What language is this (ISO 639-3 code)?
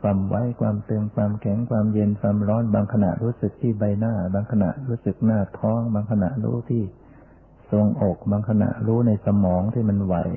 tha